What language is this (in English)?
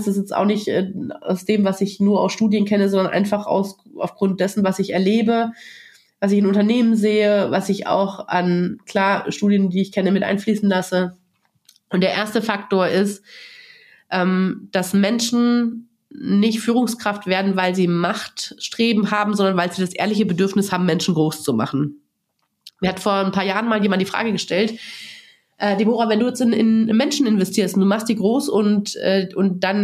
German